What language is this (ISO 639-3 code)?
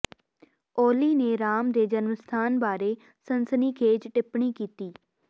pan